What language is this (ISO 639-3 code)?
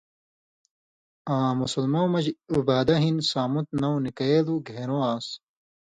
mvy